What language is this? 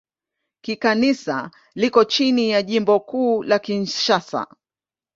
Swahili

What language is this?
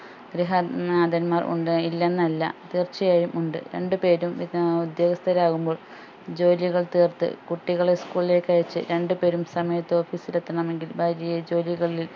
Malayalam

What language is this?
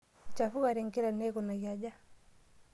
Masai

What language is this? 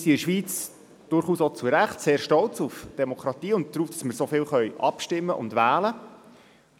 Swiss German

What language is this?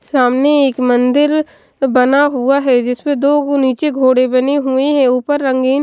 Hindi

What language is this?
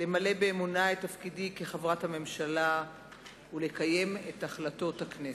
Hebrew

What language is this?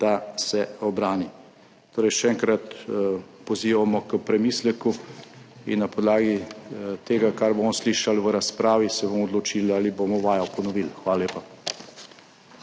Slovenian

